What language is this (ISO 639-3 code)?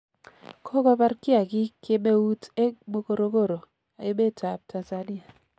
kln